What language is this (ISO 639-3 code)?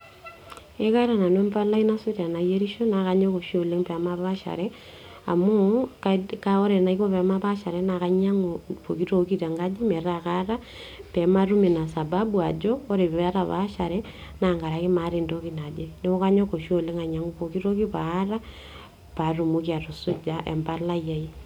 mas